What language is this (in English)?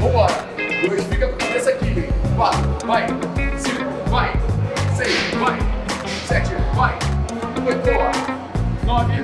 Portuguese